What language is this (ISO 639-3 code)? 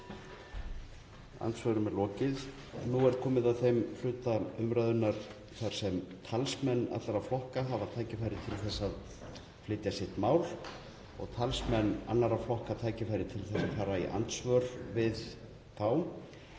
isl